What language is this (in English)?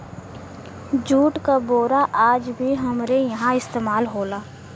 Bhojpuri